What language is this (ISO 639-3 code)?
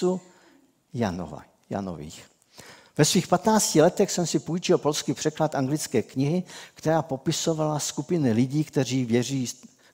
ces